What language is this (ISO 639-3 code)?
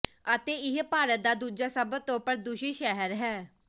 pan